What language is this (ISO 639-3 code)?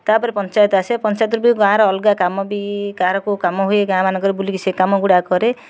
ori